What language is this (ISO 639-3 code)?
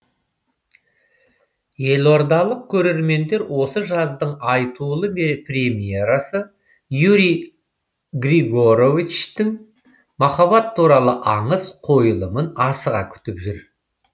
kaz